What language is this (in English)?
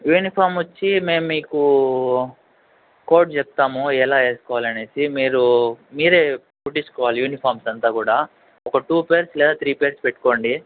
Telugu